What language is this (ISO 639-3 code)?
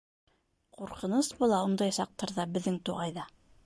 bak